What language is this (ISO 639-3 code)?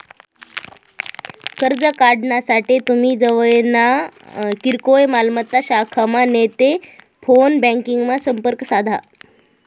mar